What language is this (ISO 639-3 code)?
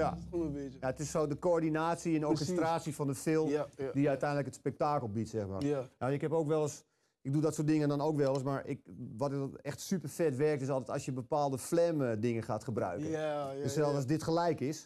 nld